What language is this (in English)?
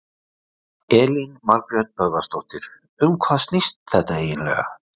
Icelandic